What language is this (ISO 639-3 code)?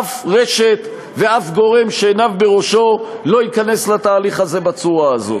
heb